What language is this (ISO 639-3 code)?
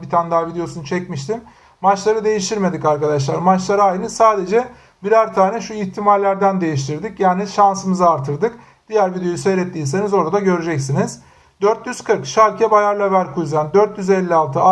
tur